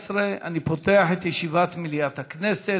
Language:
Hebrew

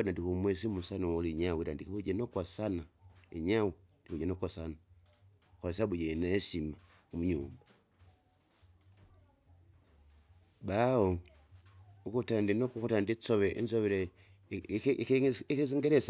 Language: Kinga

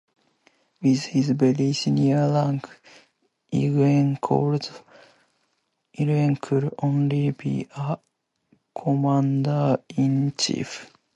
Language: English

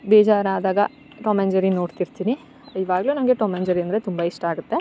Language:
Kannada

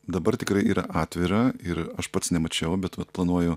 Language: Lithuanian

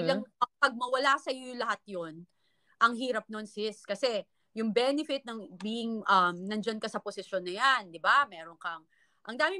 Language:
Filipino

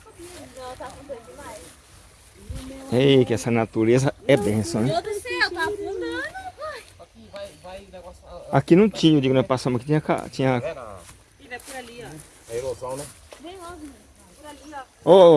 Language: Portuguese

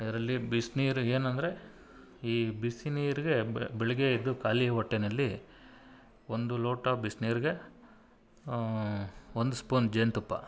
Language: Kannada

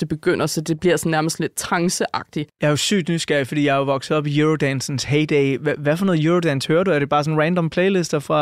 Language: Danish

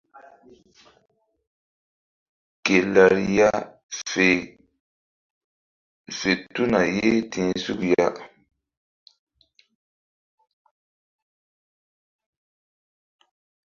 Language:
Mbum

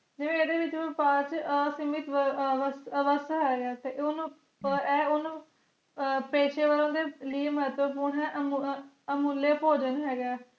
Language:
Punjabi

